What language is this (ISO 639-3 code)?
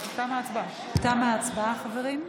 heb